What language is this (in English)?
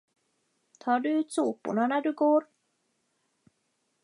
Swedish